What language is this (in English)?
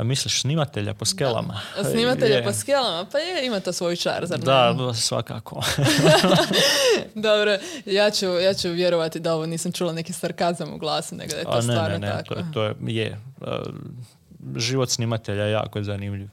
Croatian